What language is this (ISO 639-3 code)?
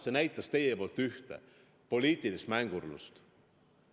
est